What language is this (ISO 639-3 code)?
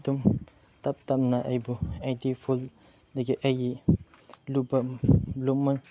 mni